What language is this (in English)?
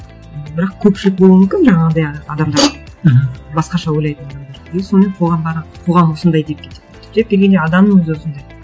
Kazakh